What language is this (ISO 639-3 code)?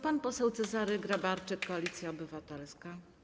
pol